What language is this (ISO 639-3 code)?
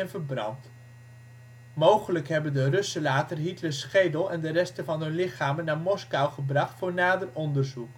nld